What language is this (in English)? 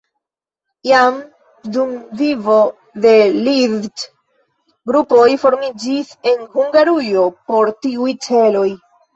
Esperanto